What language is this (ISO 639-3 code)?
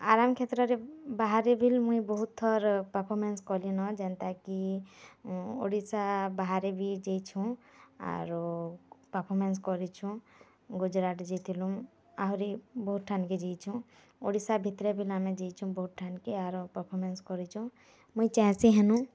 ori